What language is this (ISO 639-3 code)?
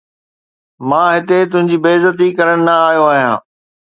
snd